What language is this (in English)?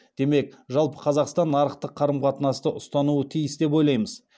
Kazakh